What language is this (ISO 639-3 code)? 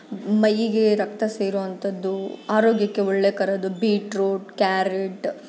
kan